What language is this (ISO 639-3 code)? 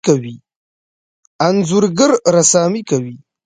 pus